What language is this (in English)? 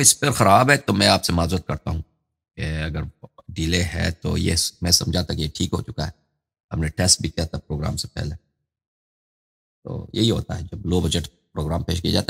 Arabic